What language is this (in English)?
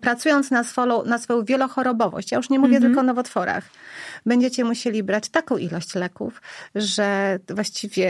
Polish